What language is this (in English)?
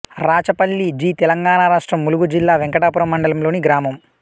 Telugu